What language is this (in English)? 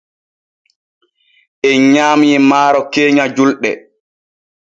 Borgu Fulfulde